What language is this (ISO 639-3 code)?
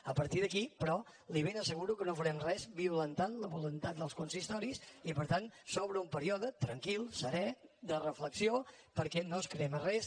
cat